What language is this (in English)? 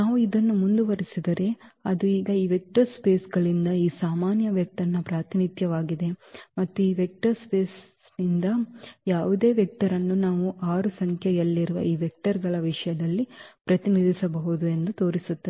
Kannada